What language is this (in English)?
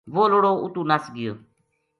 Gujari